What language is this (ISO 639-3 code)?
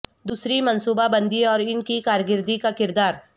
urd